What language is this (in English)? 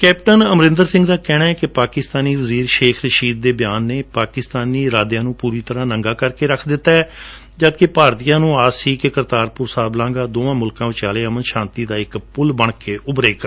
Punjabi